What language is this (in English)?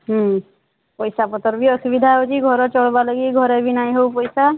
Odia